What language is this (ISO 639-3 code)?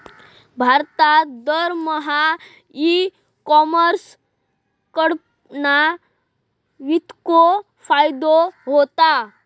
mar